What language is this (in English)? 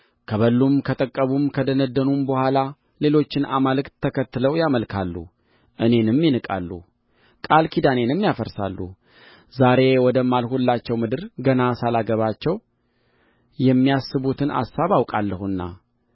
Amharic